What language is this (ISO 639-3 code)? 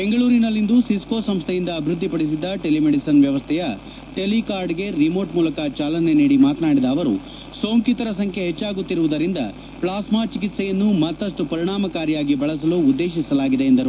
kan